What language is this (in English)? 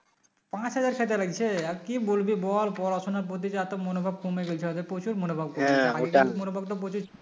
Bangla